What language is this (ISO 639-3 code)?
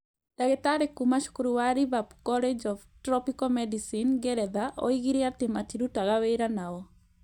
kik